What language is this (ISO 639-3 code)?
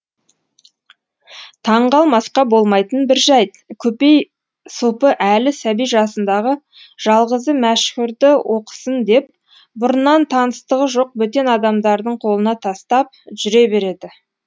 kaz